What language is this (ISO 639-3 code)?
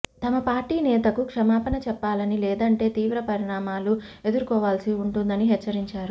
tel